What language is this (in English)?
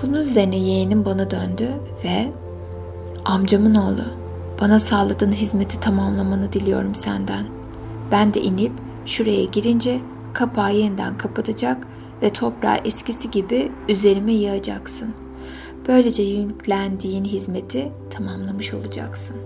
Turkish